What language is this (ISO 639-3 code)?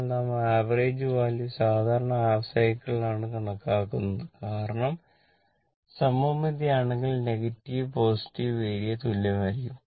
mal